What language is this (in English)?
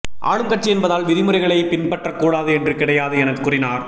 Tamil